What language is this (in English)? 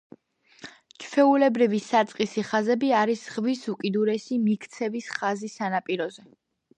Georgian